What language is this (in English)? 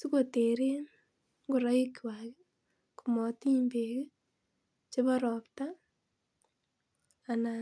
Kalenjin